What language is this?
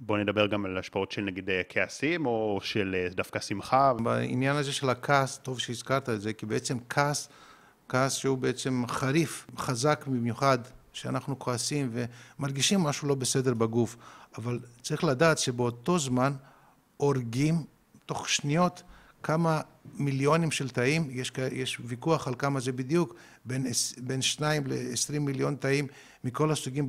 Hebrew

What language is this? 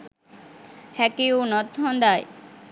Sinhala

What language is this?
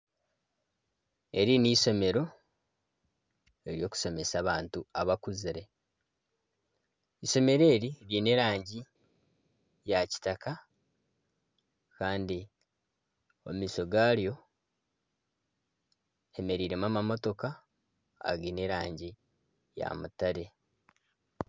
Nyankole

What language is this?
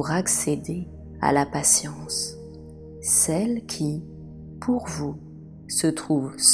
French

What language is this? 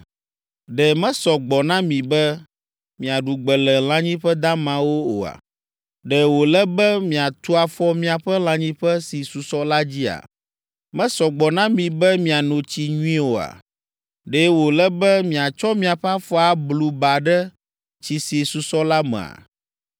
Ewe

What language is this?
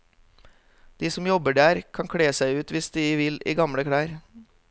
Norwegian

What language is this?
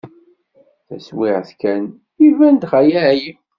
Kabyle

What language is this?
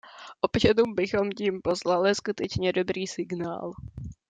Czech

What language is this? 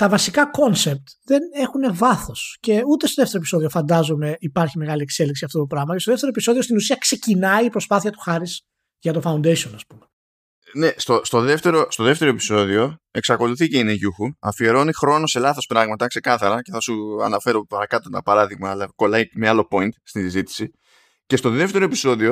Greek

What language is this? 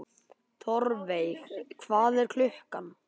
Icelandic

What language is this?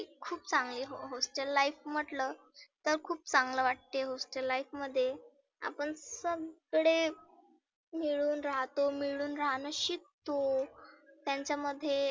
Marathi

